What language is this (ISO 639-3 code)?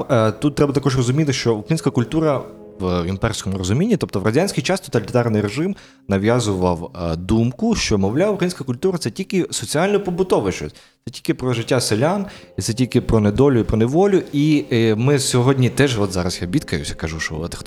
ukr